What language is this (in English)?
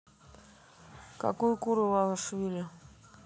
Russian